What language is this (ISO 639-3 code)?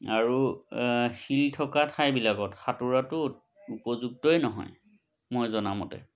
asm